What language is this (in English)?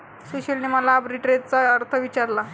Marathi